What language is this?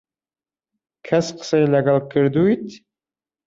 Central Kurdish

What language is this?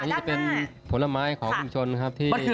Thai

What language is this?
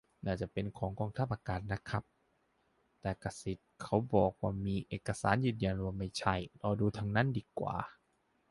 Thai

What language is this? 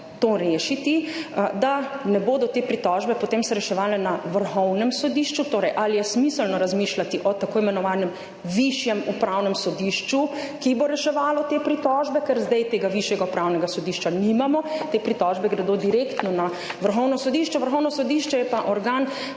Slovenian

